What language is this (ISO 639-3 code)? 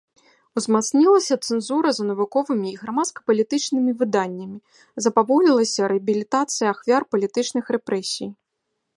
bel